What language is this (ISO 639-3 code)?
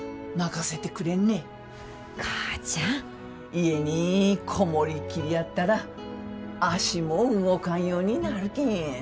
jpn